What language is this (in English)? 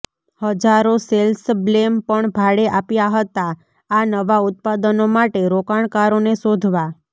Gujarati